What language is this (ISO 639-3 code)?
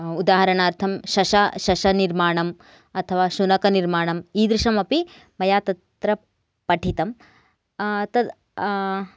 san